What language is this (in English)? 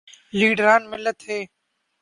Urdu